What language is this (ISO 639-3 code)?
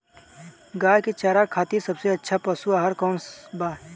bho